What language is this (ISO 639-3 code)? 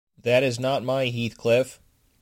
eng